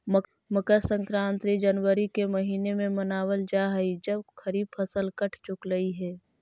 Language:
Magahi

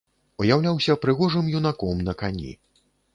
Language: Belarusian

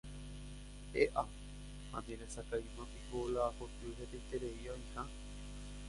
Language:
Guarani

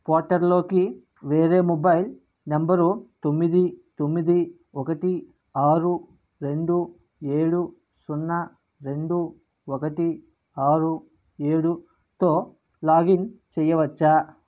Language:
Telugu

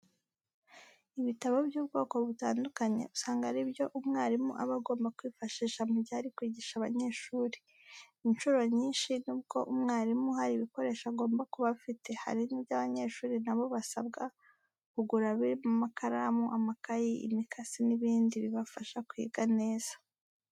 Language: Kinyarwanda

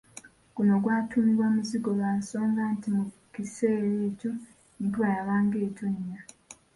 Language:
Ganda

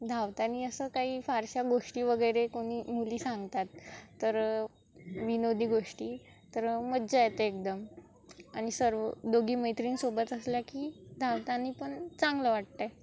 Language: Marathi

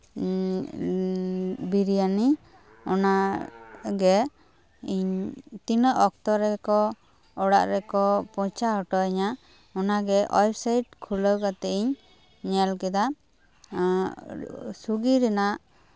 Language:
Santali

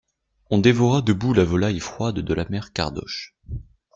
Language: French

